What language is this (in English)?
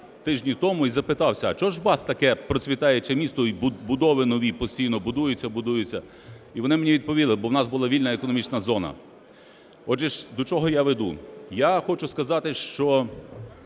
Ukrainian